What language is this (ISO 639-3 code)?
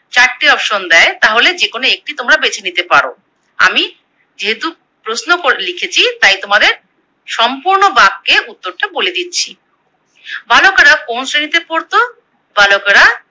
ben